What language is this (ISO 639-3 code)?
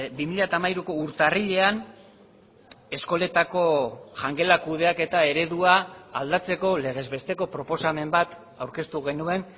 eus